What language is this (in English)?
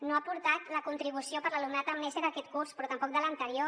Catalan